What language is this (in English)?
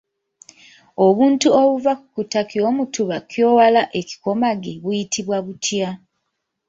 Ganda